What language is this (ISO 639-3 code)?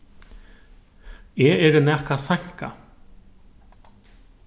fao